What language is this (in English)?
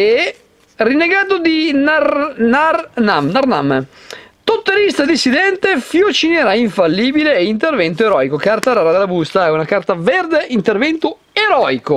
Italian